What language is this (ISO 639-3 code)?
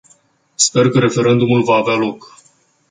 ron